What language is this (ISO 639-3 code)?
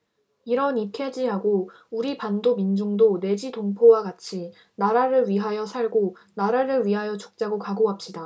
kor